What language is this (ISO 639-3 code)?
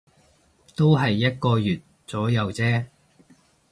yue